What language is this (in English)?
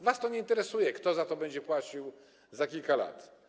Polish